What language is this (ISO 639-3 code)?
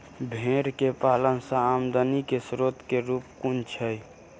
mai